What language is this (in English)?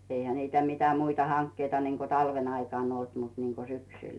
Finnish